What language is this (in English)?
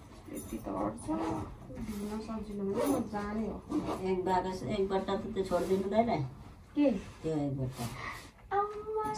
Turkish